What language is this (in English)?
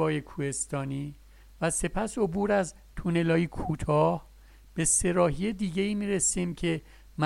Persian